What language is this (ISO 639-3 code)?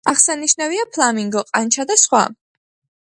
kat